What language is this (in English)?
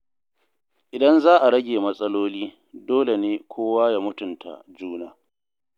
Hausa